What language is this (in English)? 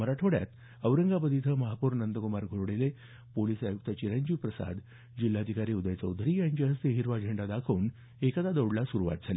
Marathi